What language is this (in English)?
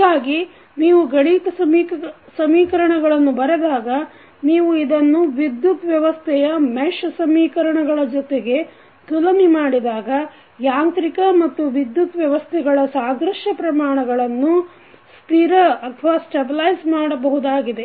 Kannada